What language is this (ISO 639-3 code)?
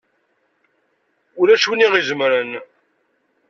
kab